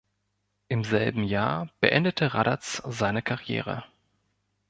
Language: German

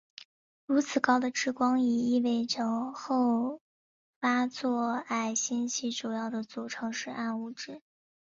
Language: Chinese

